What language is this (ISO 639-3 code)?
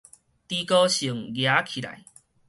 nan